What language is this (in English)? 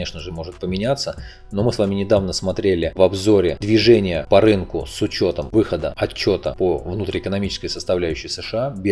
Russian